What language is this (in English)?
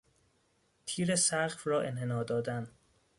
Persian